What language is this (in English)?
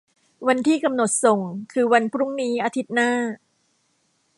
Thai